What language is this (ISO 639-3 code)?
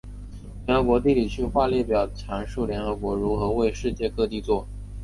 zho